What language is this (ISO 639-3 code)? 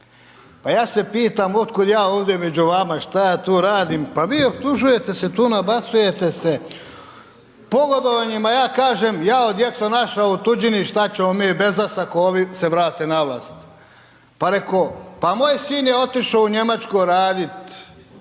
hrv